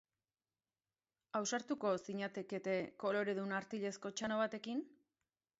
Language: Basque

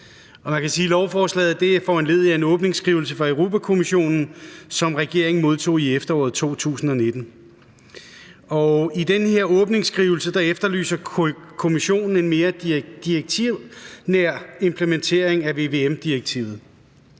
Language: Danish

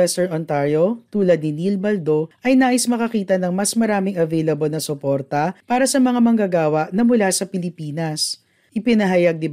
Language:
Filipino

